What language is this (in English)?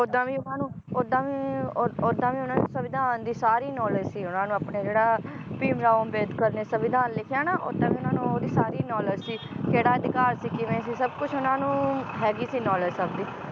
Punjabi